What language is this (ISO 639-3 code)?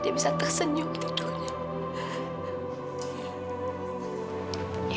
ind